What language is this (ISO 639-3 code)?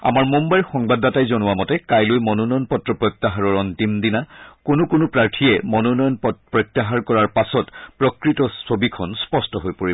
asm